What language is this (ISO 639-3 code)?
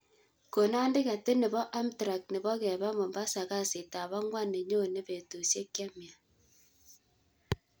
kln